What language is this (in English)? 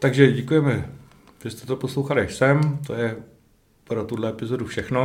Czech